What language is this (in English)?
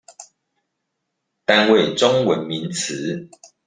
Chinese